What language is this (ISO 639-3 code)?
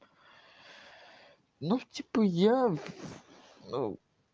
rus